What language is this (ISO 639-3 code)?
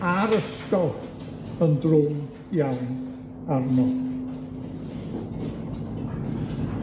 cym